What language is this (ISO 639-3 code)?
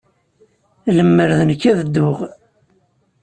kab